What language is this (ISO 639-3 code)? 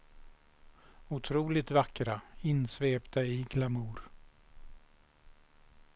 swe